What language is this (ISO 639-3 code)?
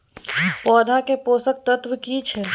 mai